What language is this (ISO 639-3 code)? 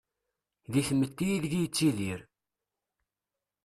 kab